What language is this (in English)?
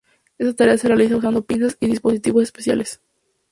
Spanish